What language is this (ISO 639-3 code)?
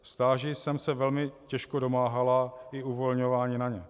ces